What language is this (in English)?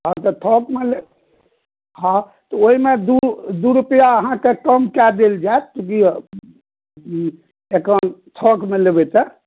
Maithili